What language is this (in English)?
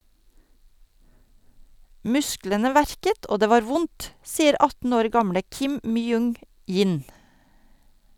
Norwegian